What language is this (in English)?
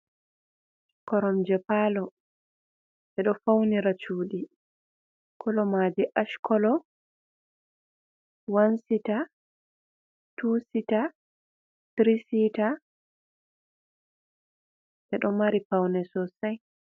Fula